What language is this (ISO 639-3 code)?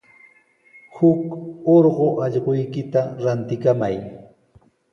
qws